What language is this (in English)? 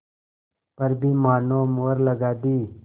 Hindi